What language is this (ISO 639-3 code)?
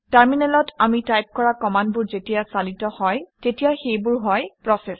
asm